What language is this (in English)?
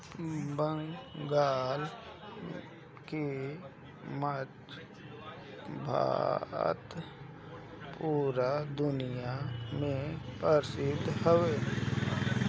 Bhojpuri